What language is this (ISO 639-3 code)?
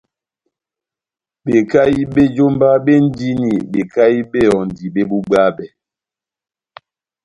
bnm